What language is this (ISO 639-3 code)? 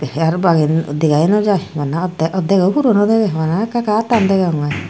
ccp